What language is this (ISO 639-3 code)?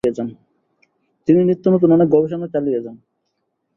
ben